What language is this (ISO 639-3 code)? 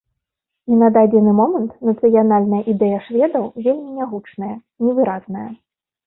bel